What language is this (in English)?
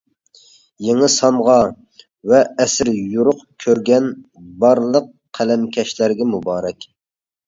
Uyghur